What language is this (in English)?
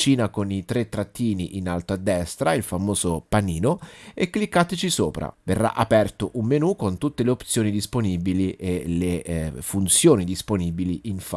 Italian